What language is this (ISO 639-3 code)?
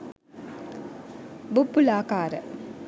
sin